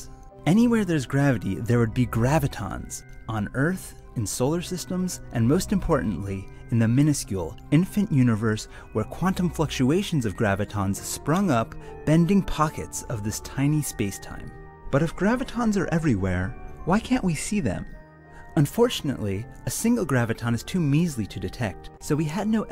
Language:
English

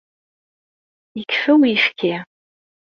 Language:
Kabyle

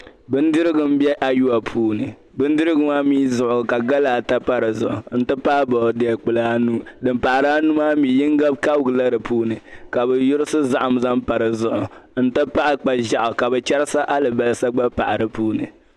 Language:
Dagbani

